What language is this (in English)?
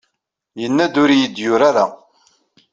Kabyle